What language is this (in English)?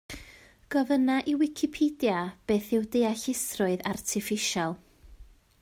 Welsh